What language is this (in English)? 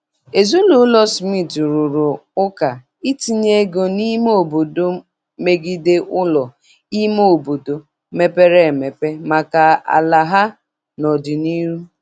Igbo